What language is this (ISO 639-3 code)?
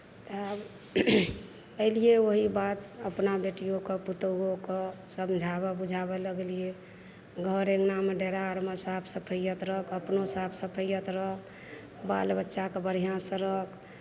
mai